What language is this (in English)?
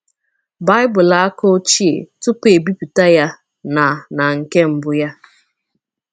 Igbo